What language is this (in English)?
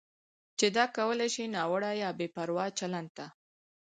Pashto